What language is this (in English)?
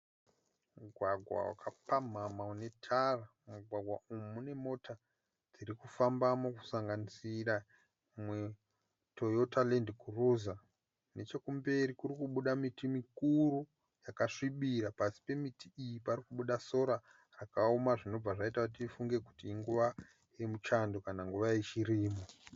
Shona